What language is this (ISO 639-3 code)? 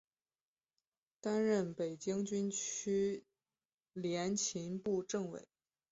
zho